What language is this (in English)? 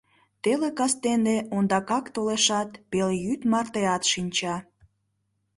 Mari